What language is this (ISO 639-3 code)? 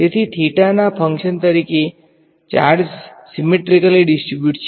guj